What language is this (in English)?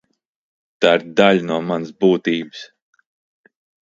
Latvian